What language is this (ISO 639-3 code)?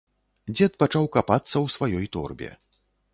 bel